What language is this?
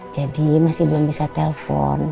Indonesian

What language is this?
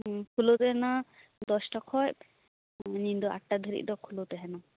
Santali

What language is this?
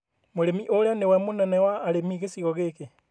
Kikuyu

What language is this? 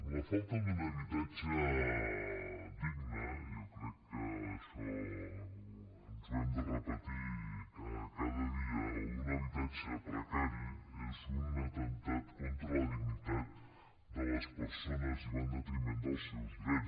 Catalan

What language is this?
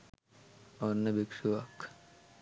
Sinhala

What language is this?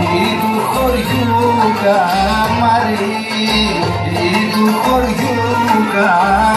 Greek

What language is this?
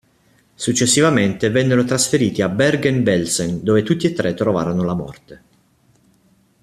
Italian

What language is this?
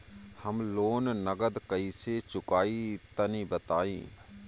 Bhojpuri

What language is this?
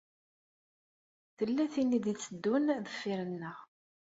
Kabyle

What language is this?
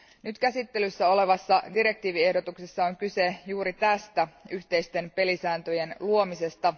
Finnish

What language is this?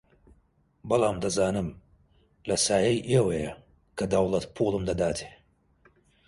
Central Kurdish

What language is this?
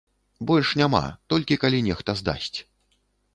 Belarusian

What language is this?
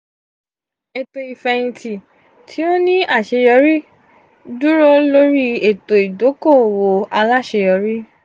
Yoruba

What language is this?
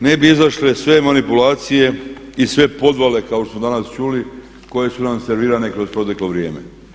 Croatian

